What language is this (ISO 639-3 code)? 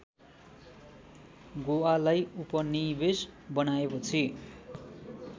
nep